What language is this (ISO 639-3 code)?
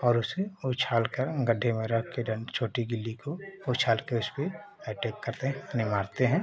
hin